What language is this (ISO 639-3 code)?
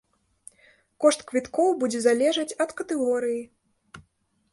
bel